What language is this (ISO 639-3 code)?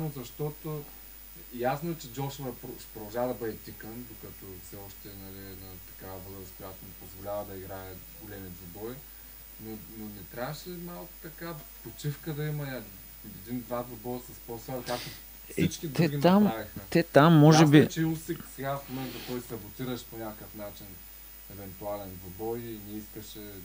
bul